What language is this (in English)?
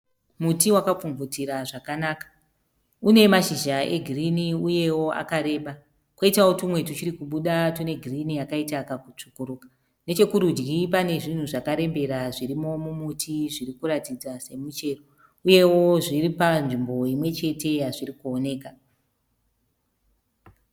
Shona